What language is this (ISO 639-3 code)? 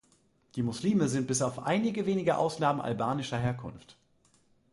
deu